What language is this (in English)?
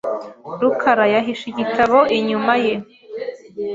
Kinyarwanda